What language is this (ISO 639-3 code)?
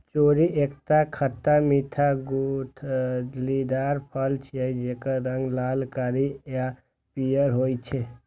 mai